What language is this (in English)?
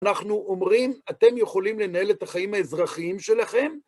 Hebrew